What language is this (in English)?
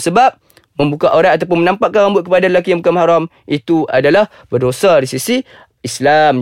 Malay